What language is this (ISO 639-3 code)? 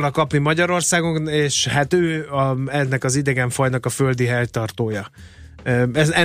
hun